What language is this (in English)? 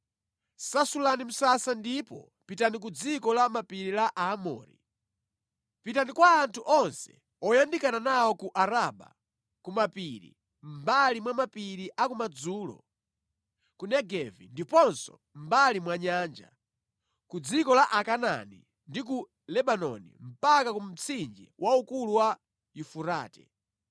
Nyanja